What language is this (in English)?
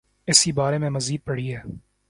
Urdu